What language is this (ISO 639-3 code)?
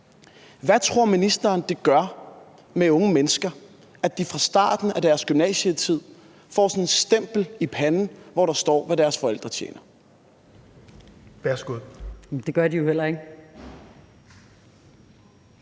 dan